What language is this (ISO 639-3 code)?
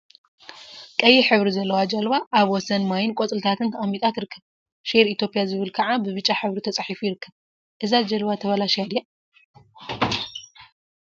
tir